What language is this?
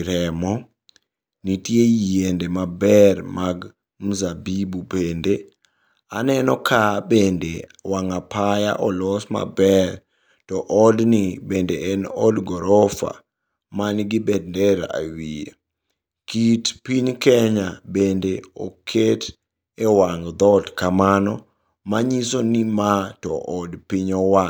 Luo (Kenya and Tanzania)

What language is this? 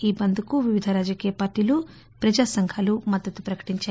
Telugu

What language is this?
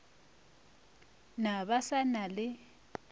Northern Sotho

